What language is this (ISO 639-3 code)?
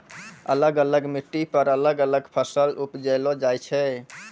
mai